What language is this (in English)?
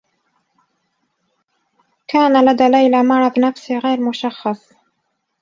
Arabic